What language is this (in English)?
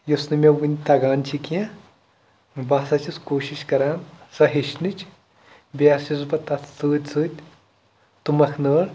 Kashmiri